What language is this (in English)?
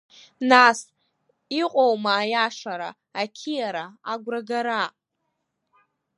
Abkhazian